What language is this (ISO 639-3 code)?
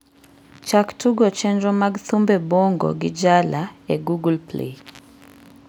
luo